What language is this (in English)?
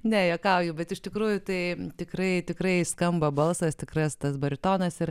Lithuanian